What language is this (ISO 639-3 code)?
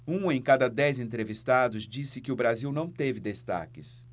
por